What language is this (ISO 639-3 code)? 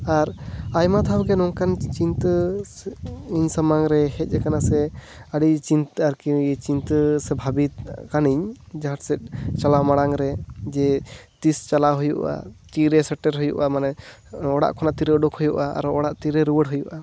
sat